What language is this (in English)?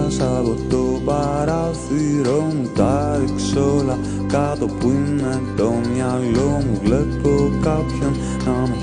Greek